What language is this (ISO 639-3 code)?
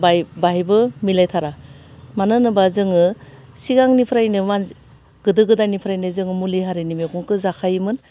brx